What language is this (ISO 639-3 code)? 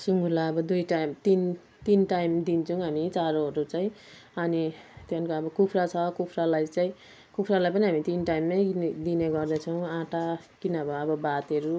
nep